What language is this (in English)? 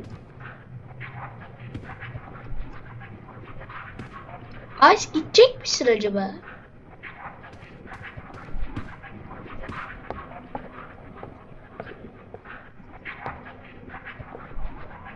Turkish